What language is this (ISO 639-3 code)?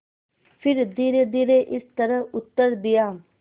hin